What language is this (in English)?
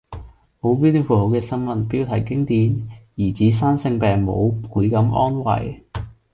Cantonese